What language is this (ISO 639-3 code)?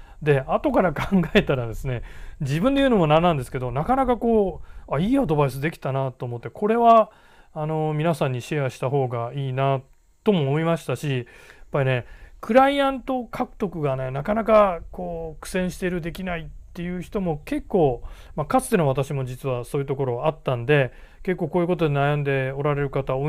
jpn